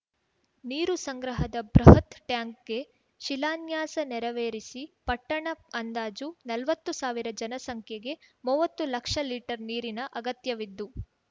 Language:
Kannada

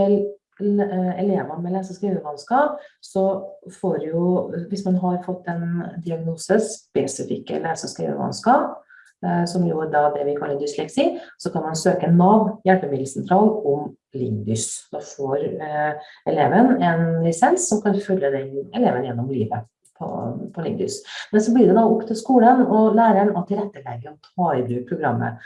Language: Norwegian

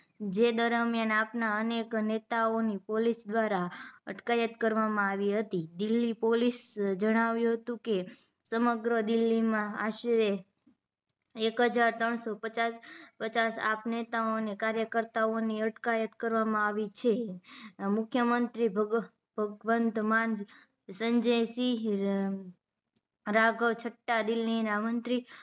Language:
Gujarati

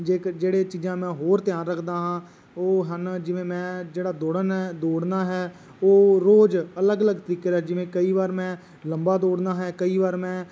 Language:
Punjabi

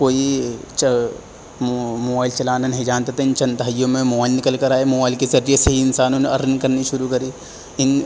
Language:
Urdu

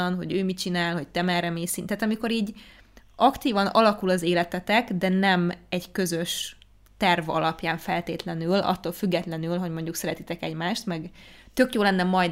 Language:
Hungarian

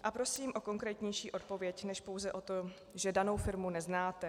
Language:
Czech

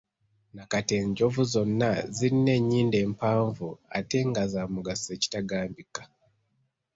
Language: Ganda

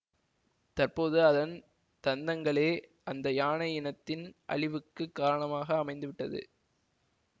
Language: Tamil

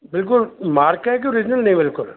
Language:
Punjabi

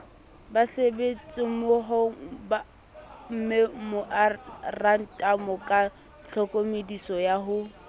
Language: Southern Sotho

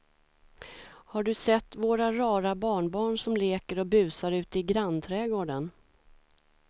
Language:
Swedish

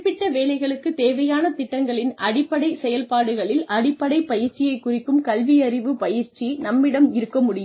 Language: Tamil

